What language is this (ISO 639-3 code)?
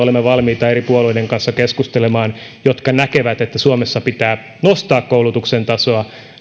fin